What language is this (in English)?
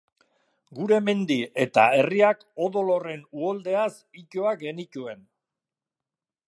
Basque